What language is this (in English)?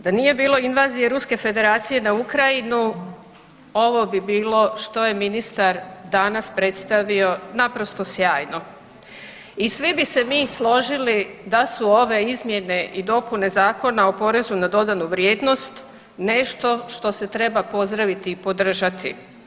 Croatian